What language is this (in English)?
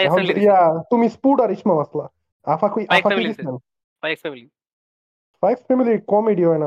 Bangla